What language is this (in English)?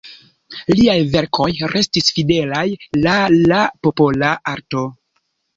Esperanto